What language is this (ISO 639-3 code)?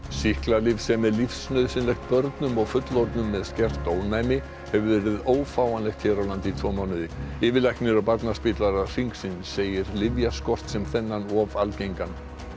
isl